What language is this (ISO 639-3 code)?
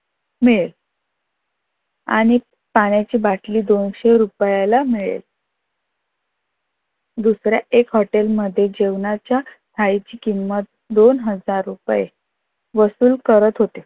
mar